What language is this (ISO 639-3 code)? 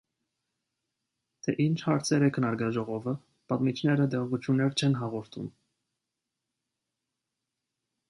hye